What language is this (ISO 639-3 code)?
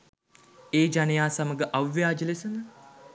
sin